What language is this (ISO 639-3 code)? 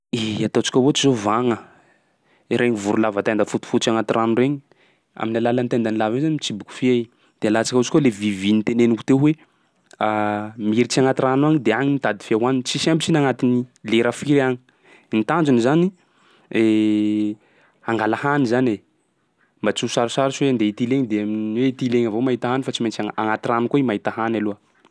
skg